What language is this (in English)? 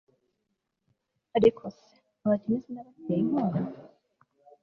Kinyarwanda